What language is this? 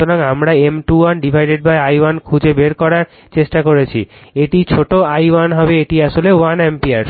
Bangla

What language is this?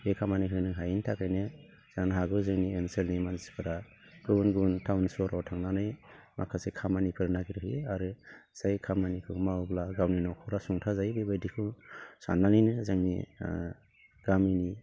Bodo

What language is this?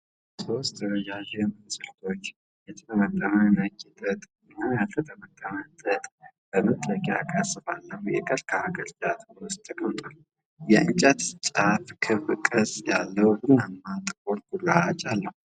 Amharic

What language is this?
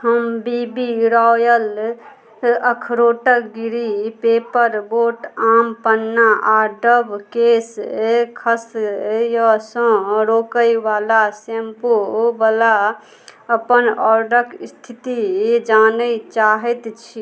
Maithili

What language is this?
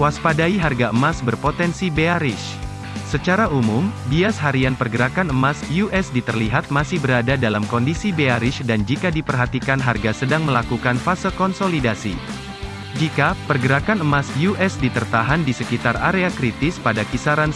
Indonesian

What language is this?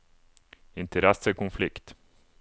Norwegian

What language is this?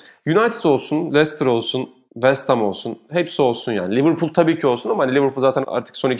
Turkish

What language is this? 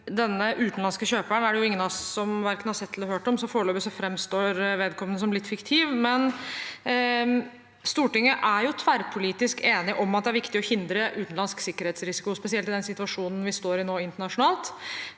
Norwegian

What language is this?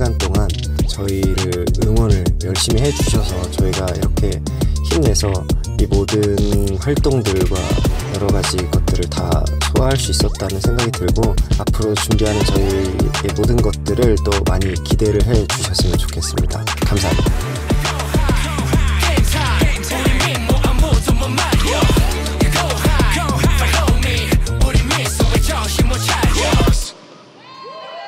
Korean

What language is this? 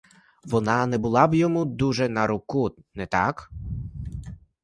Ukrainian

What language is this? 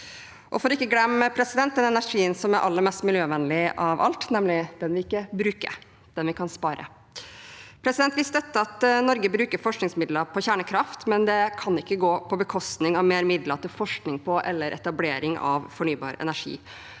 Norwegian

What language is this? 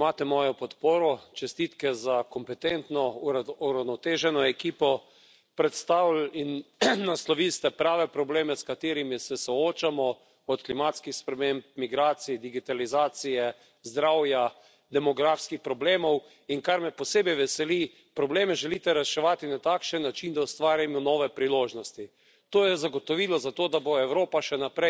Slovenian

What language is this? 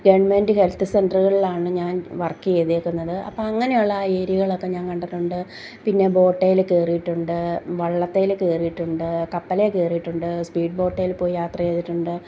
Malayalam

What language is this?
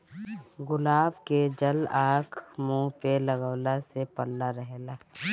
Bhojpuri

